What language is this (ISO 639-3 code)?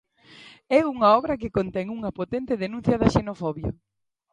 glg